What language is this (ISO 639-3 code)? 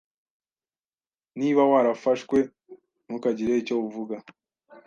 kin